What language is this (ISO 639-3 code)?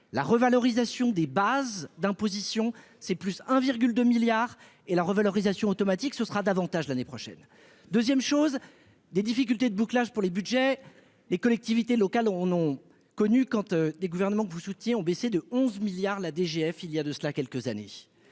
fra